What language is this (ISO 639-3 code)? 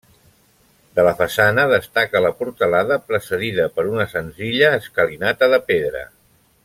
cat